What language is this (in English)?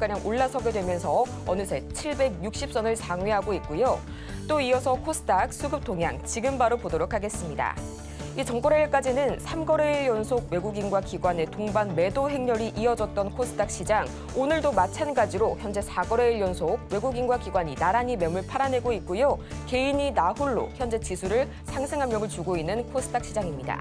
Korean